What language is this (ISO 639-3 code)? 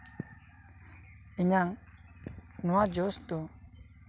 sat